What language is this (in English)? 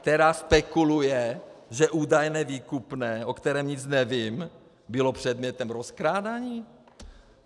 Czech